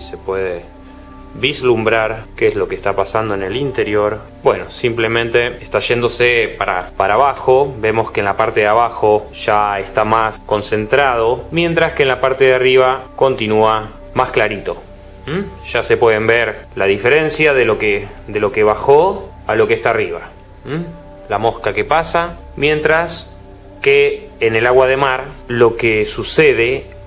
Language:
Spanish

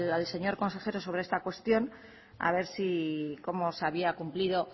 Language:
Spanish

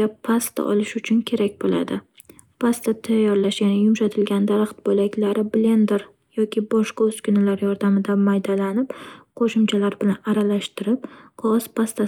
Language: Uzbek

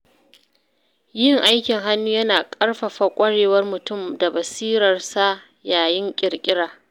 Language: Hausa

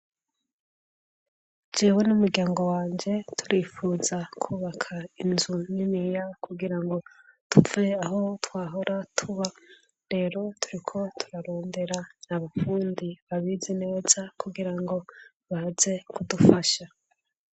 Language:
Rundi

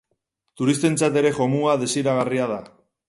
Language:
Basque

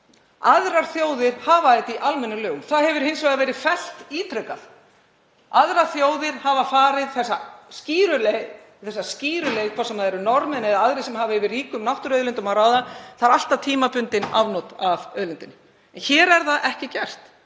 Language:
Icelandic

